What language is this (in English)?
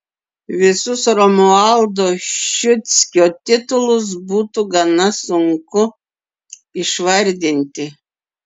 Lithuanian